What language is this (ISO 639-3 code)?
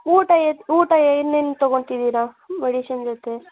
kan